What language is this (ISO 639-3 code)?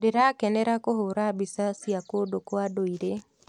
kik